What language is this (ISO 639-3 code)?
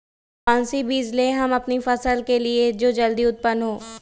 mag